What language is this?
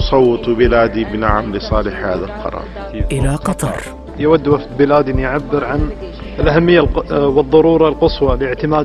Arabic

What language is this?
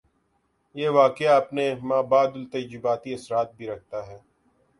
Urdu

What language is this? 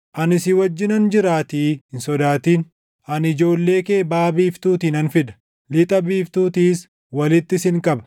Oromo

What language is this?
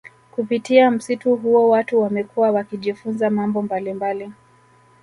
Swahili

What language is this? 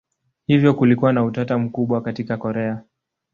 Swahili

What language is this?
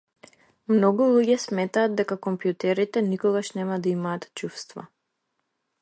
Macedonian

